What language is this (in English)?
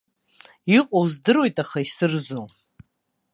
Abkhazian